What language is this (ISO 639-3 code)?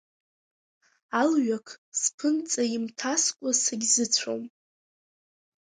abk